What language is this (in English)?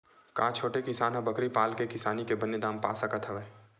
Chhattisgarhi